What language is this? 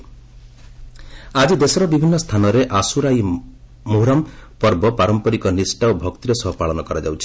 Odia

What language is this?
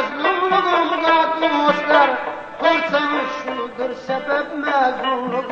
Uzbek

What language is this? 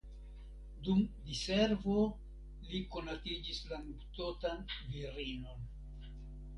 Esperanto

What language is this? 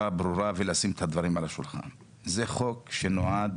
Hebrew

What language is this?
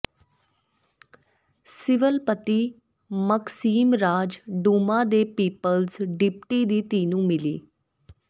Punjabi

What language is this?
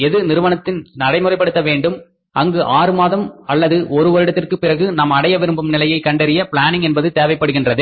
Tamil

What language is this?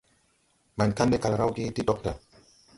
Tupuri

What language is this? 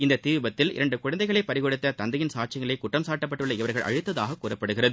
Tamil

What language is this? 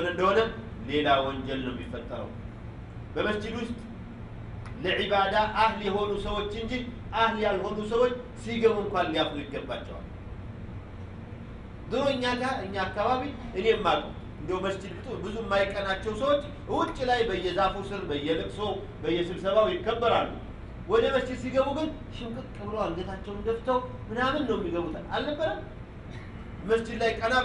Arabic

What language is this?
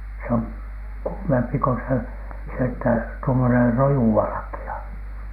Finnish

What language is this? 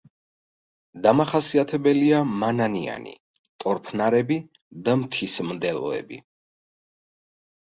Georgian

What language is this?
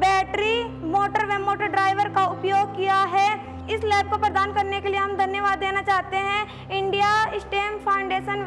Hindi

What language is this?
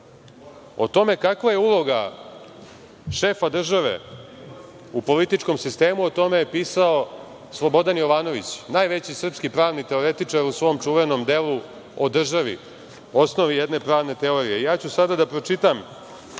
Serbian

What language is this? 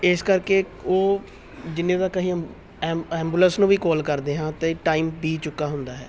Punjabi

